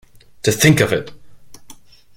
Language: English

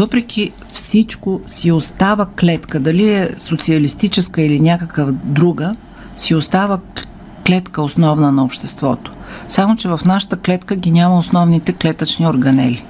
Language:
Bulgarian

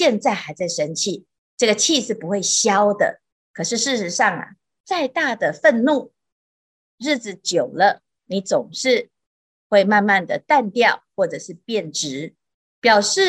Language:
Chinese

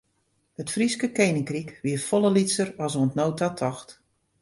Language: Western Frisian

